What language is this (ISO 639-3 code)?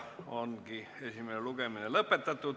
est